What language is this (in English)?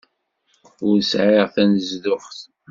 Kabyle